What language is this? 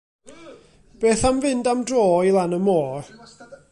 Welsh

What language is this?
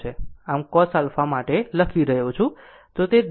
Gujarati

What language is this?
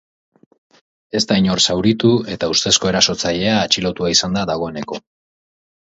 Basque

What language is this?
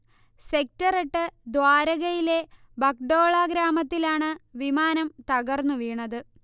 Malayalam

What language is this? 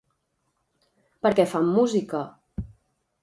Catalan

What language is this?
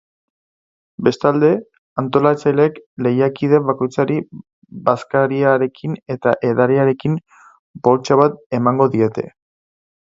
Basque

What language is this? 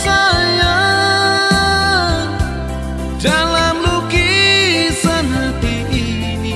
Indonesian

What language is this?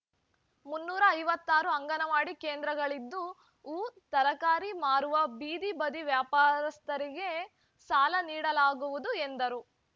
Kannada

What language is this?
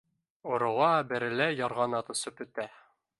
Bashkir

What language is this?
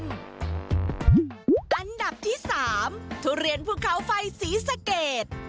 Thai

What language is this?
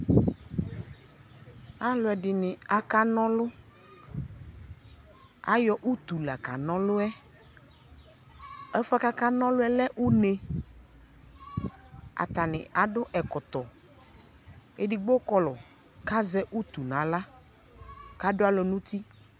Ikposo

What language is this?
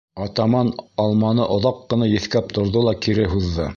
Bashkir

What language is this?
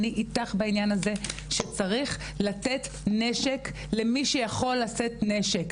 Hebrew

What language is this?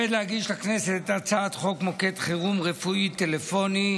Hebrew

